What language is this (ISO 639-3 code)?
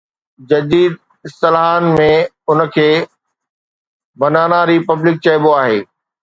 snd